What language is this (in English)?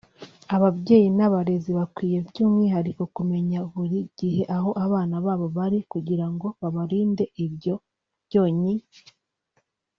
Kinyarwanda